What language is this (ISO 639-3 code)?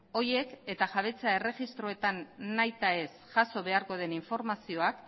eus